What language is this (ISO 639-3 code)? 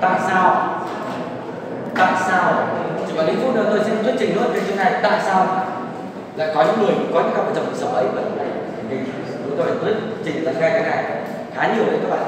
vie